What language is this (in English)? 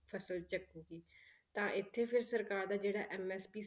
Punjabi